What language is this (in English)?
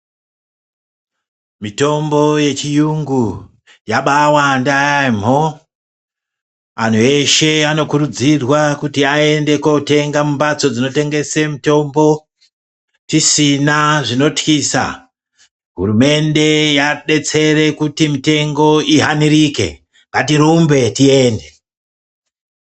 Ndau